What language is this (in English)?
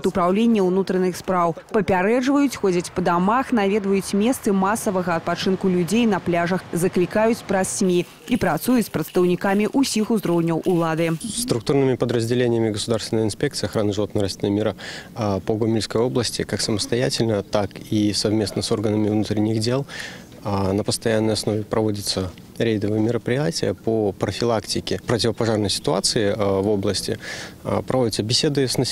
Russian